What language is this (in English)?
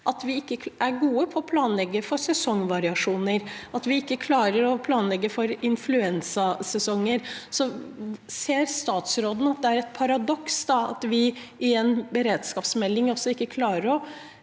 Norwegian